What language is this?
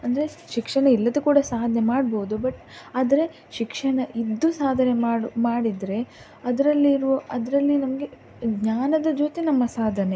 Kannada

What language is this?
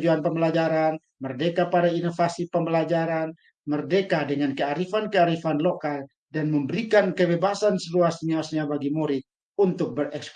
Indonesian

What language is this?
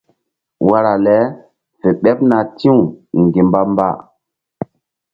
Mbum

